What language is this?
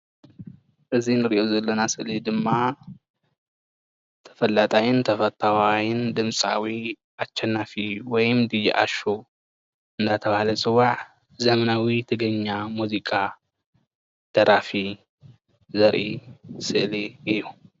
Tigrinya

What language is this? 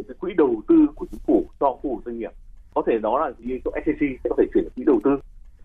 Vietnamese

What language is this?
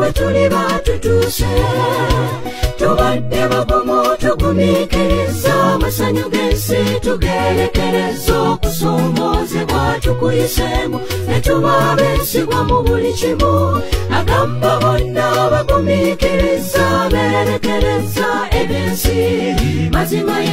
Polish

